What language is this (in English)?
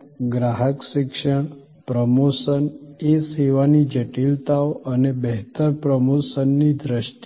Gujarati